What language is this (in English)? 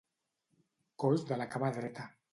Catalan